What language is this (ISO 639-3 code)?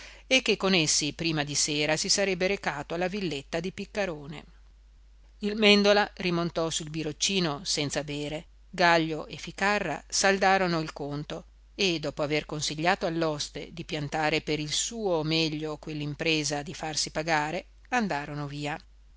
ita